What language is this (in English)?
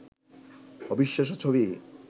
Bangla